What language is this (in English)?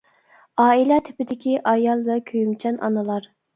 Uyghur